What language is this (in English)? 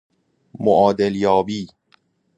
Persian